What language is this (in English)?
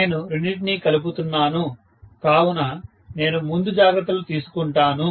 Telugu